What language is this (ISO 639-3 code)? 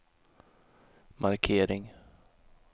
swe